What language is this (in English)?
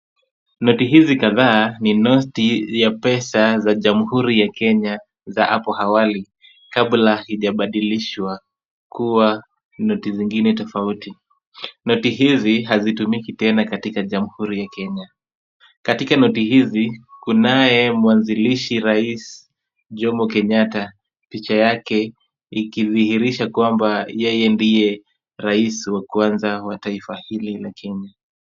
Swahili